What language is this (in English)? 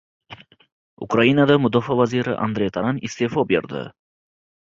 Uzbek